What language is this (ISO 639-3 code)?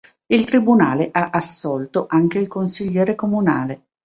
ita